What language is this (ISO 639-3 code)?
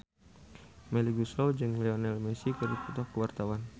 sun